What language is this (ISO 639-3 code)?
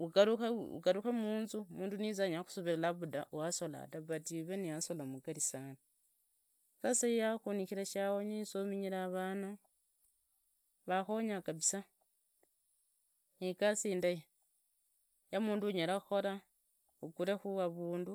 ida